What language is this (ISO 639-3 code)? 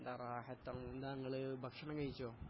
mal